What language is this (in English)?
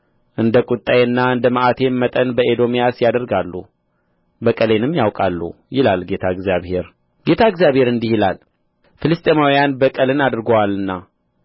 Amharic